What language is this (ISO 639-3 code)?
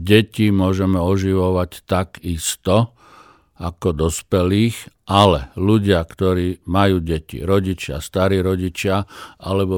slk